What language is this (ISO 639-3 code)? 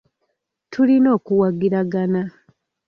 lug